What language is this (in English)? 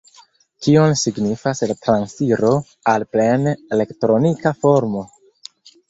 Esperanto